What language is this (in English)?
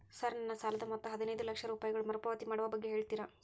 Kannada